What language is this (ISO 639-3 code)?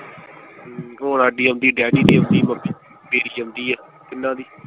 pan